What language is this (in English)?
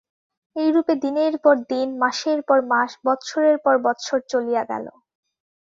Bangla